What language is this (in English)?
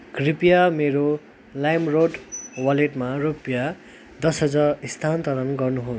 Nepali